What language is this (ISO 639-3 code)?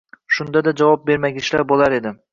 uzb